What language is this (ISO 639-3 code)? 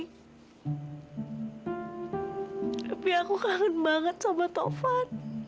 ind